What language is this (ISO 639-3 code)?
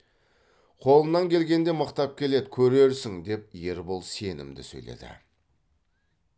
kaz